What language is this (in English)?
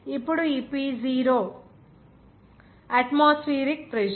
Telugu